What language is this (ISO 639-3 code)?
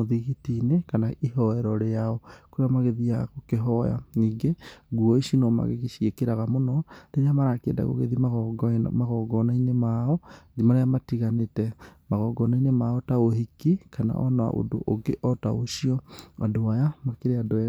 kik